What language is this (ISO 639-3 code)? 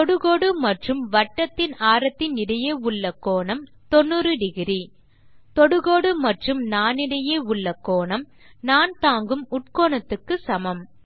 tam